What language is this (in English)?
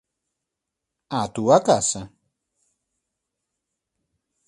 Galician